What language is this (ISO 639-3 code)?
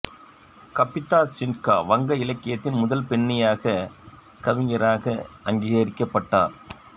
tam